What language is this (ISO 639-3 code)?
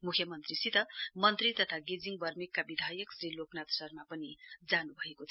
nep